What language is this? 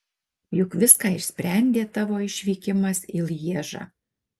Lithuanian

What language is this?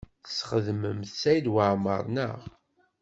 Kabyle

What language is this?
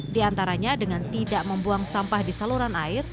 Indonesian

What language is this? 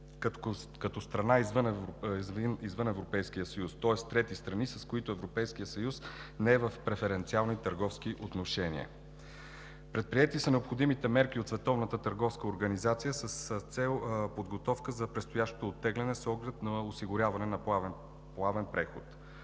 Bulgarian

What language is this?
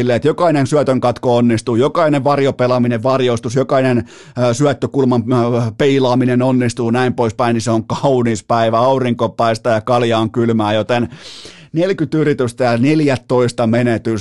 Finnish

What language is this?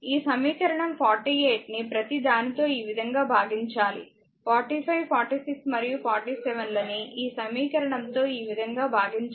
Telugu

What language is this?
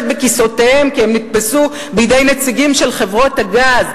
Hebrew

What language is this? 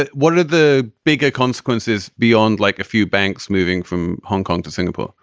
English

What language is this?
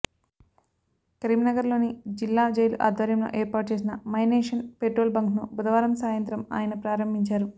Telugu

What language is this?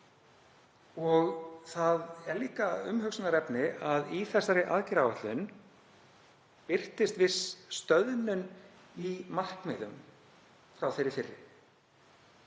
Icelandic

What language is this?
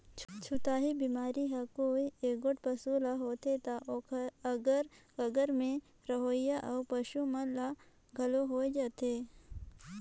Chhattisgarhi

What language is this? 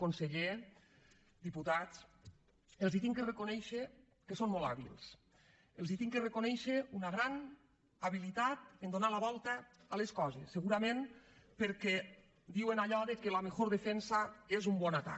Catalan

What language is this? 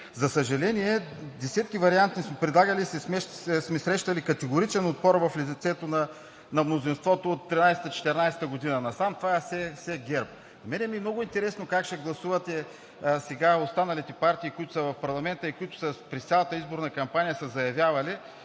Bulgarian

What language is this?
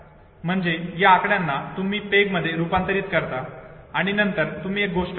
Marathi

